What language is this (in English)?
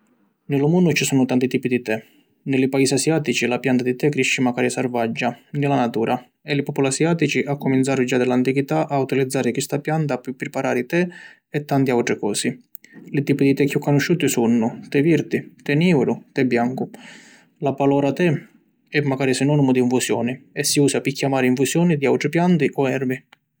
Sicilian